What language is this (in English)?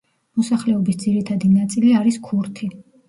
Georgian